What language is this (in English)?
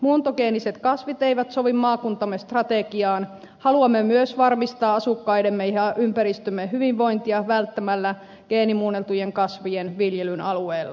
Finnish